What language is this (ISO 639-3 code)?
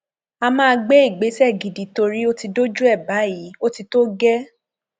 yor